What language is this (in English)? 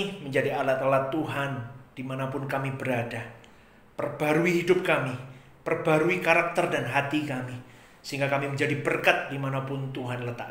Indonesian